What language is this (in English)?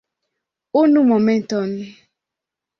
Esperanto